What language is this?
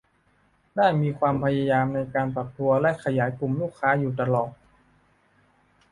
Thai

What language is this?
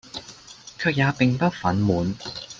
Cantonese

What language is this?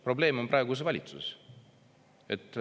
Estonian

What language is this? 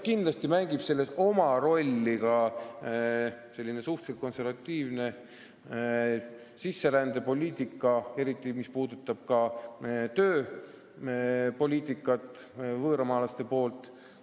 Estonian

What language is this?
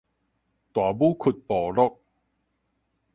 Min Nan Chinese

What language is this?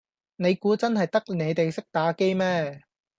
Cantonese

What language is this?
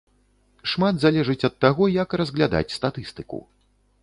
Belarusian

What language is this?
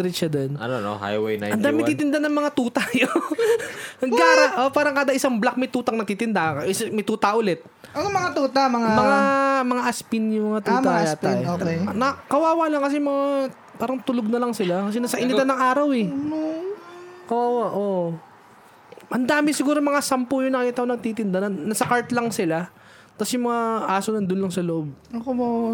Filipino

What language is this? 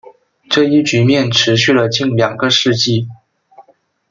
Chinese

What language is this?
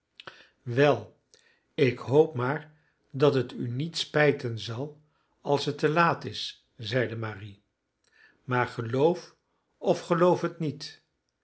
Dutch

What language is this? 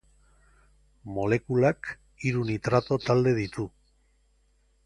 Basque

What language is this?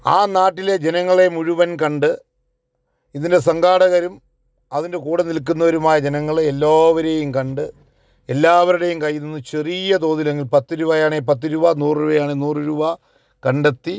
Malayalam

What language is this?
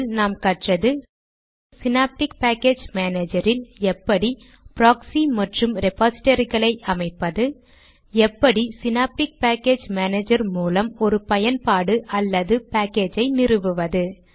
Tamil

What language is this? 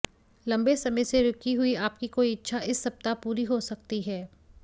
Hindi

